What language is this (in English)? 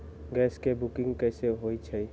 Magahi